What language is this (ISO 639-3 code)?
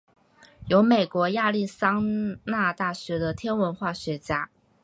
zho